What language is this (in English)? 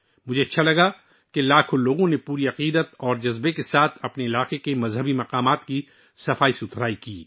Urdu